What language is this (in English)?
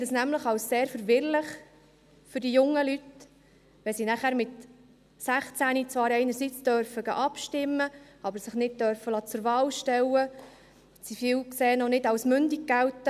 Swiss German